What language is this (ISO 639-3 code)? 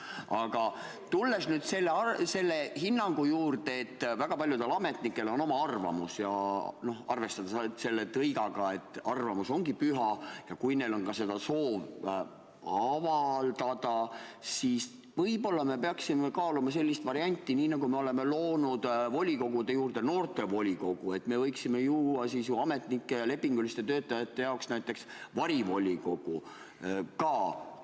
est